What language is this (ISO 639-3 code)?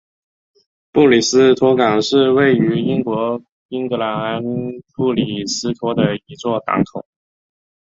zho